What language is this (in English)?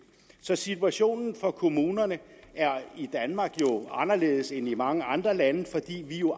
Danish